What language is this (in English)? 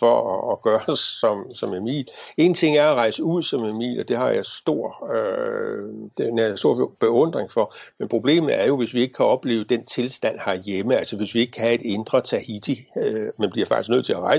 Danish